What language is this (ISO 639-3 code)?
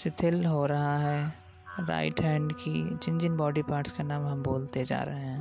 hin